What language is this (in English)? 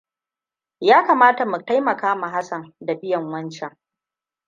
Hausa